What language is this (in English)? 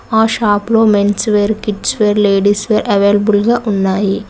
Telugu